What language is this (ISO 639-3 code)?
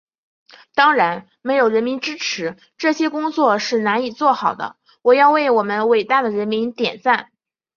zho